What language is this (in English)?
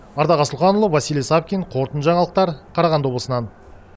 Kazakh